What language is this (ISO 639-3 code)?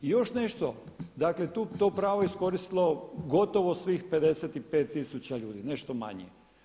hrv